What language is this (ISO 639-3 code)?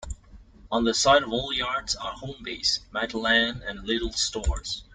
eng